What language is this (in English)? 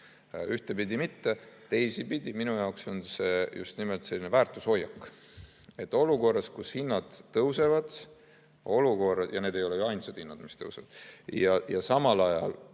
Estonian